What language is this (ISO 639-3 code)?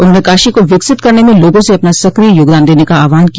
hin